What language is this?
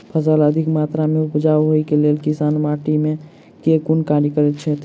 Maithili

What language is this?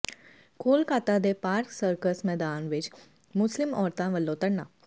Punjabi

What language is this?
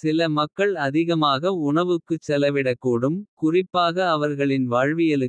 Kota (India)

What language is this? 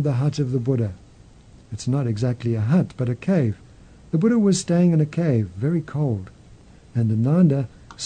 English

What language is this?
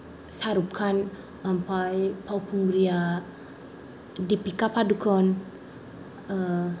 Bodo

